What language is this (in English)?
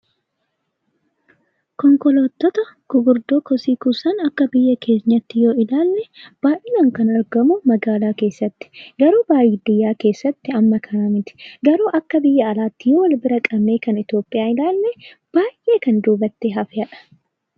Oromo